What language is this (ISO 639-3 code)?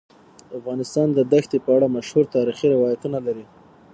pus